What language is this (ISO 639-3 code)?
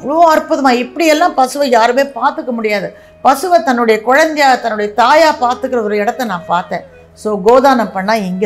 tam